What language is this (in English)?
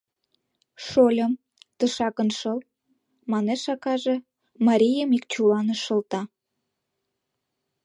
Mari